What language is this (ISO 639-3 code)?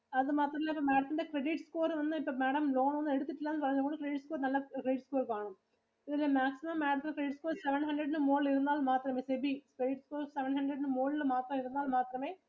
mal